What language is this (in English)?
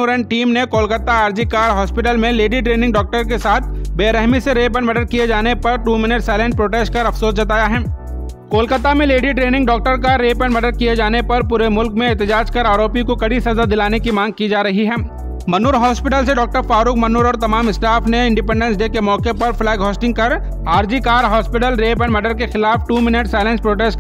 Hindi